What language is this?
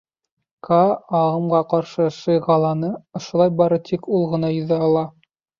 Bashkir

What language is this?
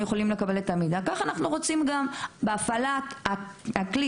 Hebrew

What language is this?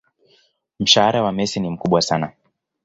Swahili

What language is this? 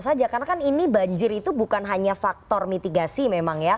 Indonesian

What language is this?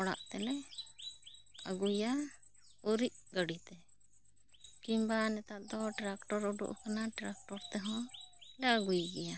Santali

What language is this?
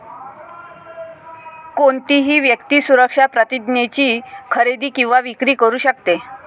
Marathi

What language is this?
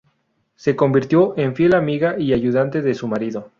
Spanish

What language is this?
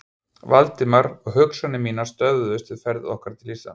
Icelandic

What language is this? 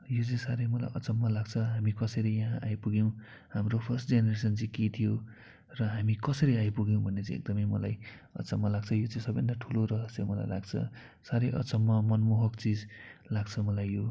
Nepali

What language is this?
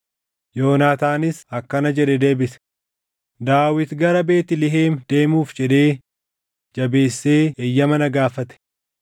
Oromo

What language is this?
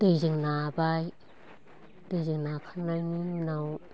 Bodo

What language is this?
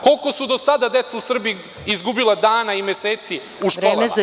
Serbian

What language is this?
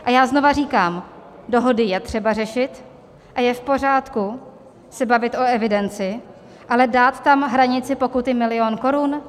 Czech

